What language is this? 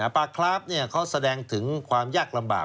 Thai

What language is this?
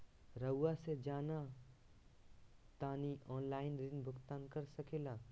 Magahi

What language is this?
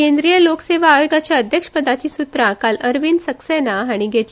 Konkani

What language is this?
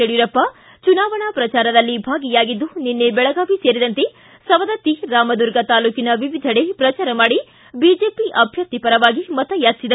Kannada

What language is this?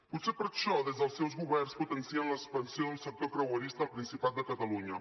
Catalan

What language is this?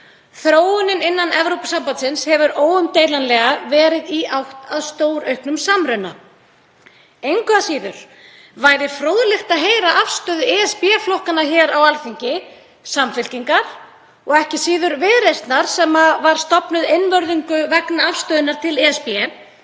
Icelandic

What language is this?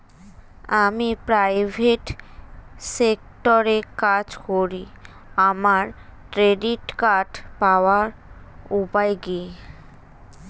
Bangla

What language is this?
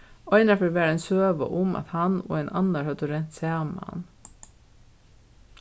Faroese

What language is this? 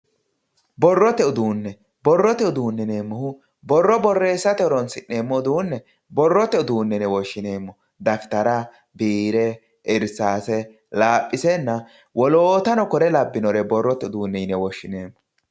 Sidamo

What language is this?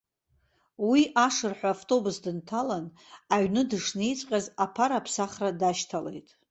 Abkhazian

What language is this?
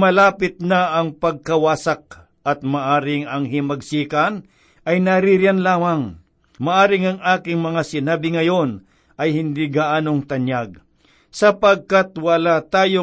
Filipino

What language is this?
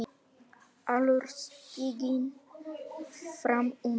Icelandic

